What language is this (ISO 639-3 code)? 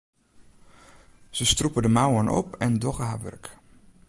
fry